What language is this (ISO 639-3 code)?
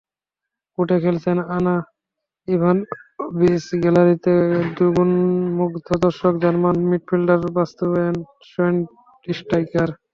ben